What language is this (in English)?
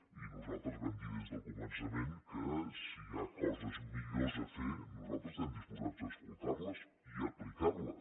Catalan